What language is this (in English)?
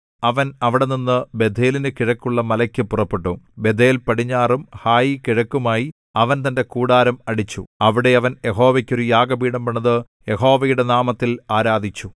Malayalam